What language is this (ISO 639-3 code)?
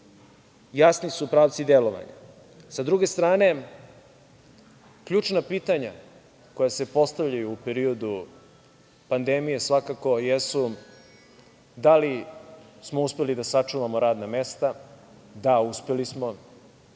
srp